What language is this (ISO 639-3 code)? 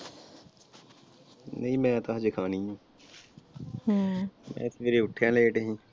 pan